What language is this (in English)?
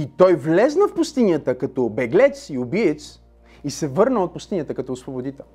Bulgarian